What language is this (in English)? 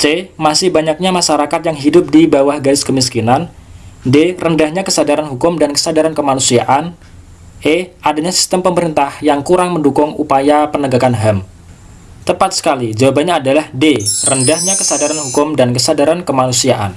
Indonesian